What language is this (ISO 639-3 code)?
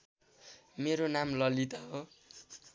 nep